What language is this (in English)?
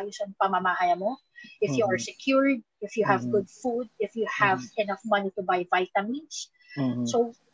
Filipino